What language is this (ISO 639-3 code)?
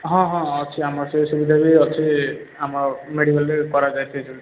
ori